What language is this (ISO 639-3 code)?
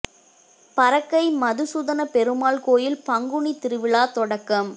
tam